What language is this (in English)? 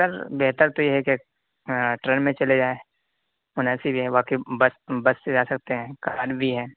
Urdu